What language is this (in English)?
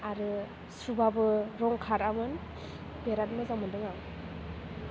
Bodo